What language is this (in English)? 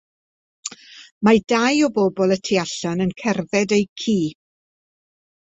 Welsh